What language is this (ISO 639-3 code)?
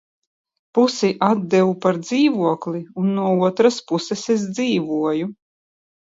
lav